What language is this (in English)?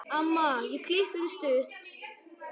Icelandic